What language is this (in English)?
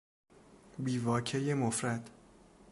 Persian